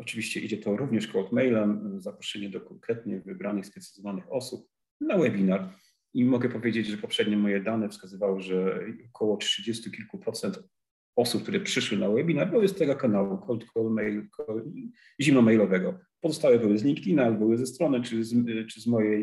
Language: Polish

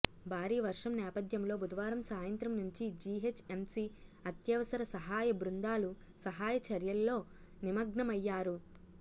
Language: Telugu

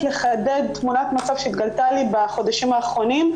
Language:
Hebrew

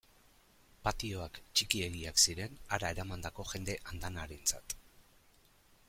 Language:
Basque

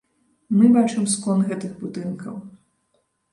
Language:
Belarusian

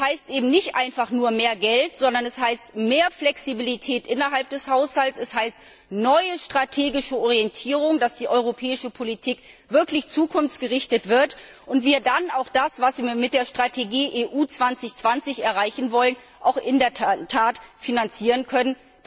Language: German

